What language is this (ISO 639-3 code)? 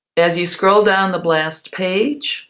eng